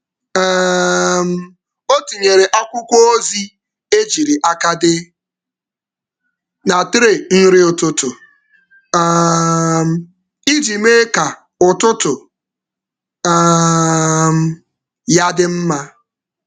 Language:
Igbo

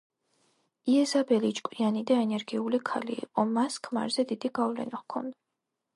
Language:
Georgian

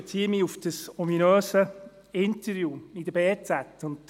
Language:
Swiss German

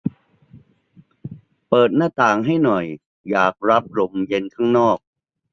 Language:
Thai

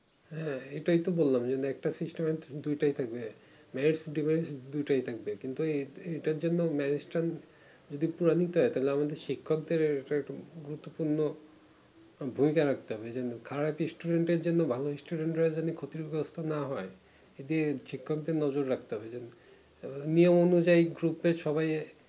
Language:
Bangla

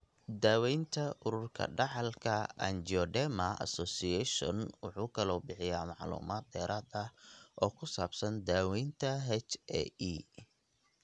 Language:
Somali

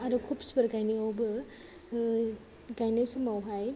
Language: Bodo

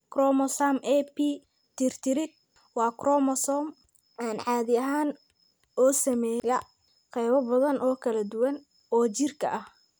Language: Somali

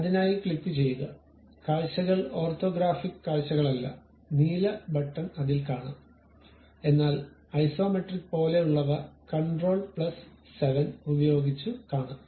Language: Malayalam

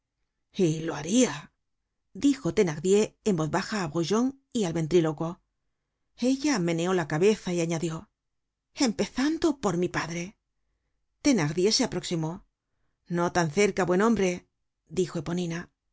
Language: Spanish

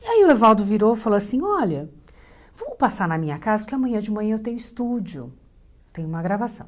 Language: Portuguese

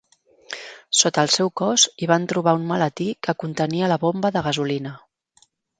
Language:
Catalan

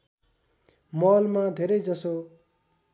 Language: Nepali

